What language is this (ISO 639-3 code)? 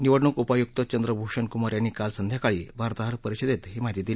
mar